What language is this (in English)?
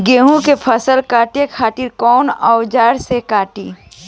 Bhojpuri